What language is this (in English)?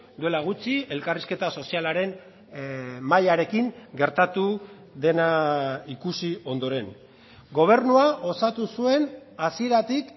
Basque